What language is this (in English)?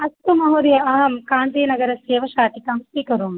Sanskrit